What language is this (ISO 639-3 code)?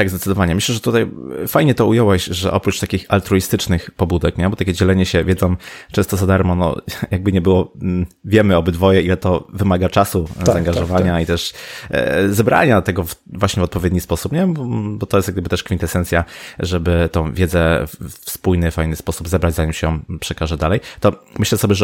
pol